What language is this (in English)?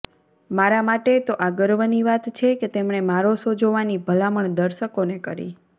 Gujarati